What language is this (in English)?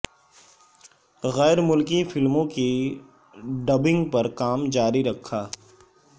Urdu